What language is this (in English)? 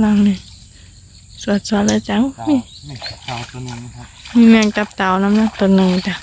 Thai